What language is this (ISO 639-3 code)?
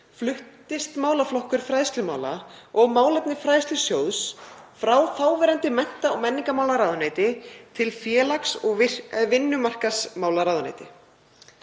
isl